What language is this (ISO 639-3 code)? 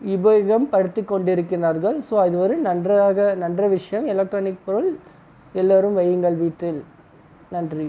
tam